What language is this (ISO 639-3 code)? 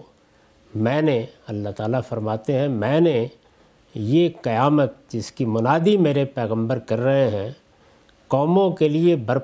urd